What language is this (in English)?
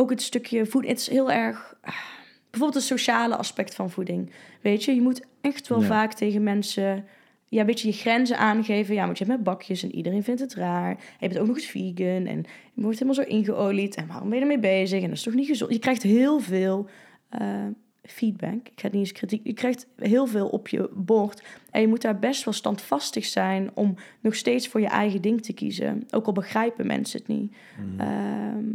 Dutch